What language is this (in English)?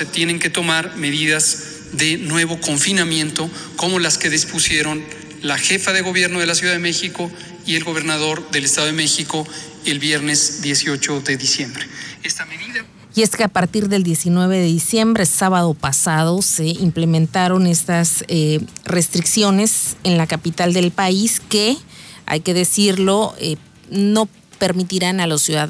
Spanish